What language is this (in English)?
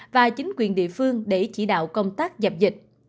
Vietnamese